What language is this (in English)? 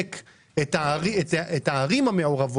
Hebrew